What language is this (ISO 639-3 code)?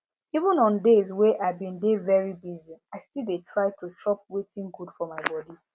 pcm